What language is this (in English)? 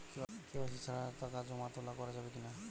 Bangla